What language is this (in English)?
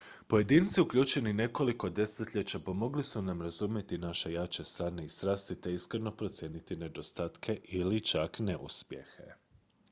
Croatian